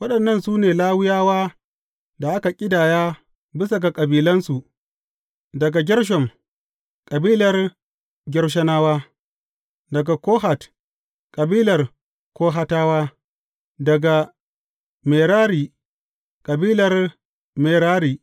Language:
Hausa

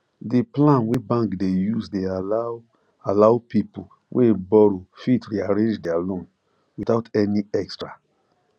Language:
Nigerian Pidgin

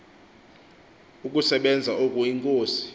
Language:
Xhosa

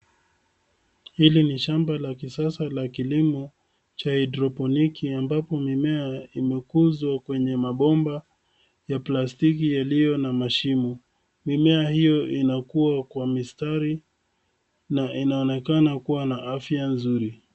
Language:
Swahili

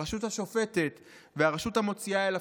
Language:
Hebrew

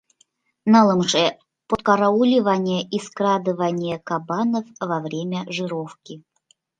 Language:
Mari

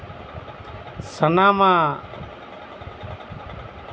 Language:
Santali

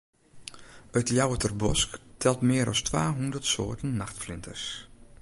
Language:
Western Frisian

